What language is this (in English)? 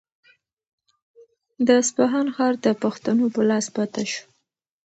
Pashto